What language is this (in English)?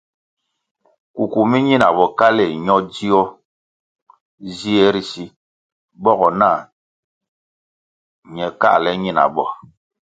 Kwasio